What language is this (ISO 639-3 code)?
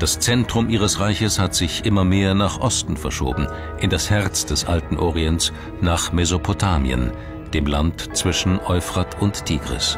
deu